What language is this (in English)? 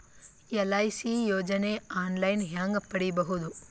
Kannada